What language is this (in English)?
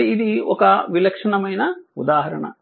Telugu